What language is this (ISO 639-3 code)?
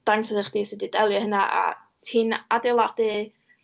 cym